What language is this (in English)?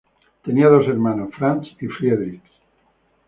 Spanish